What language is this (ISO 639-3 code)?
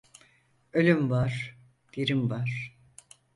tur